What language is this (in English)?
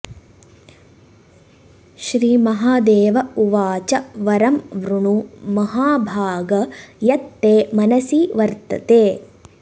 Sanskrit